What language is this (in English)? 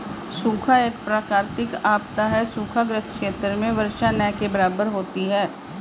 Hindi